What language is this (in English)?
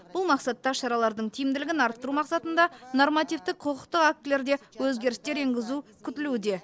Kazakh